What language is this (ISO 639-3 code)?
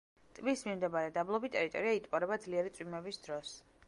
kat